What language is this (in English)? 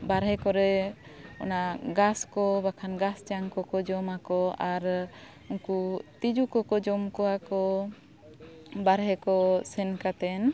Santali